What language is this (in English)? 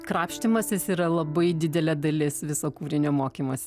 Lithuanian